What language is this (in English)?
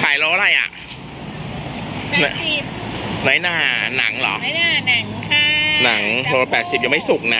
Thai